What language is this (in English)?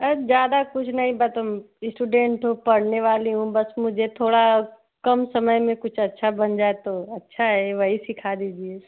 Hindi